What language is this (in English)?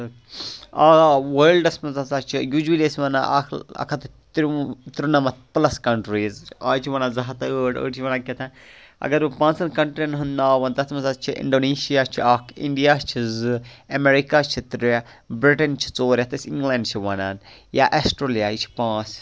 Kashmiri